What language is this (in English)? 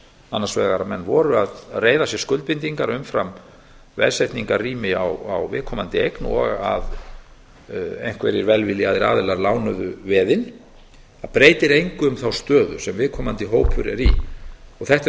Icelandic